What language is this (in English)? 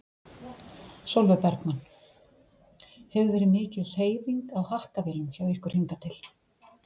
Icelandic